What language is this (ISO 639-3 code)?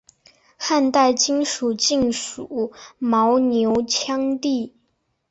zho